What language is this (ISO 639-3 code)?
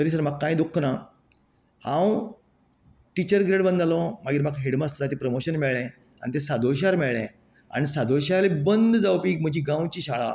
kok